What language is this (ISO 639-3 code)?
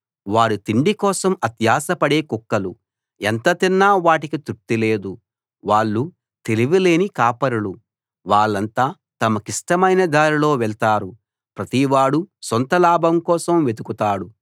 tel